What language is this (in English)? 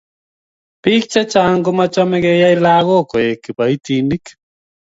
Kalenjin